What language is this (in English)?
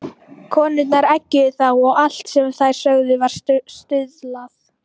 Icelandic